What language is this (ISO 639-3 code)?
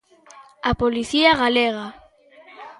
glg